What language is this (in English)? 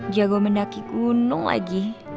Indonesian